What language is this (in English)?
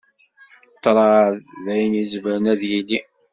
Kabyle